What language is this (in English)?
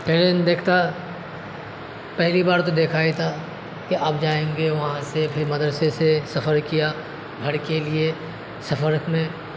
Urdu